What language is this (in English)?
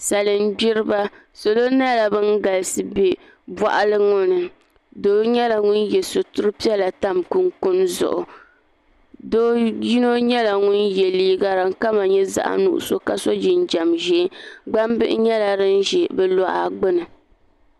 Dagbani